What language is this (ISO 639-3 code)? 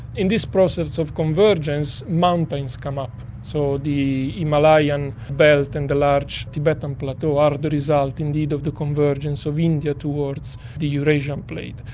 eng